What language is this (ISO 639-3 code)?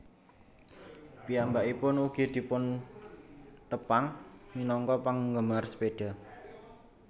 jav